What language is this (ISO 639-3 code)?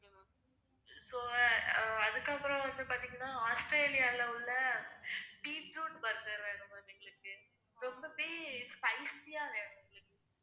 tam